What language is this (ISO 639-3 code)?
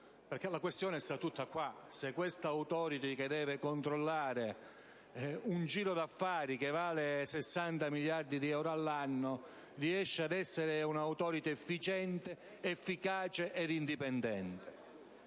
ita